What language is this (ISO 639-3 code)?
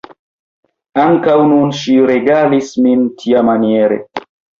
epo